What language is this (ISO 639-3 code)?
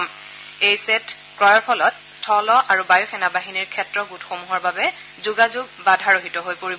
asm